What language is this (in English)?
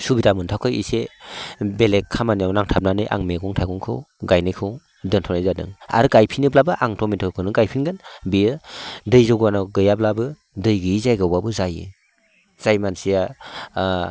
Bodo